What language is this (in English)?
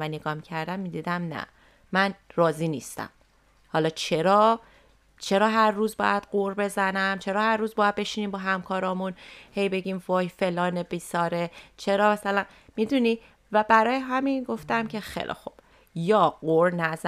Persian